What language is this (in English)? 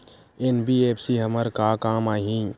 Chhattisgarhi